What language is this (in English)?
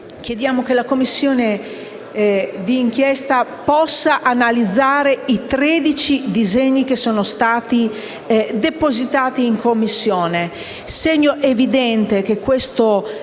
Italian